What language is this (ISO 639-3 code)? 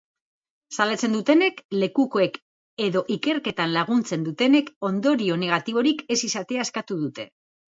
eus